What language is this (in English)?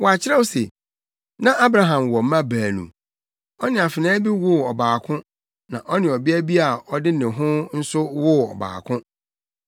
Akan